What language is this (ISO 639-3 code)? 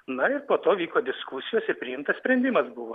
lit